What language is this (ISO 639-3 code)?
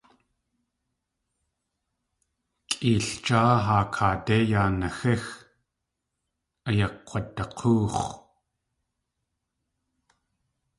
tli